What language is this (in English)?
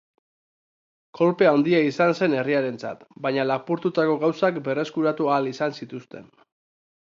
Basque